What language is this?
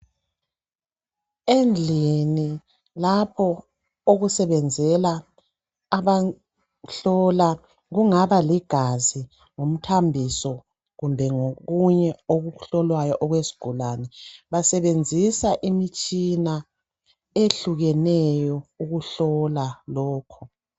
North Ndebele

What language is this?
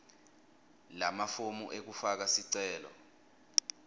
Swati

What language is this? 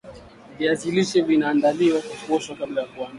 Swahili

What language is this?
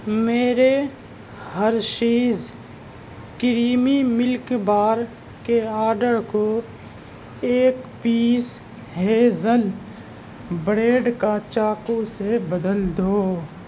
Urdu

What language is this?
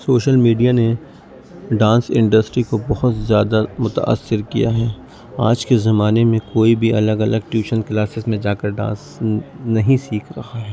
Urdu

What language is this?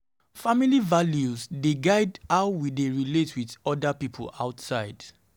Nigerian Pidgin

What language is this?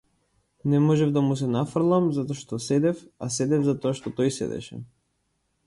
Macedonian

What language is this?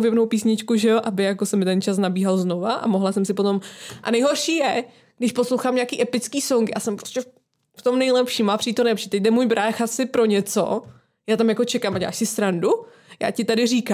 Czech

